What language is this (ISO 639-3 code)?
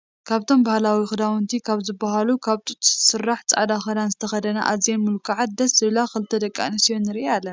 tir